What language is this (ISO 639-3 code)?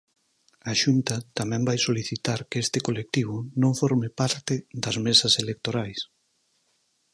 glg